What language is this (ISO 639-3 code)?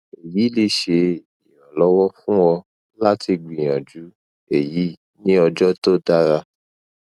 yor